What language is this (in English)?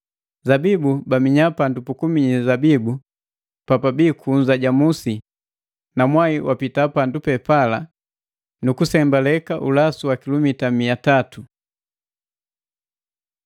Matengo